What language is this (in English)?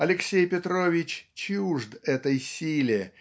Russian